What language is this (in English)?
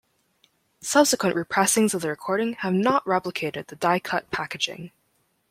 English